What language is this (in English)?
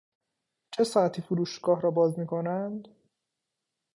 Persian